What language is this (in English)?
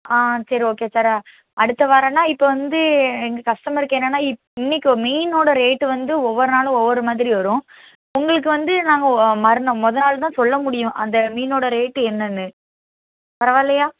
Tamil